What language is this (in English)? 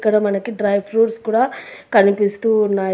Telugu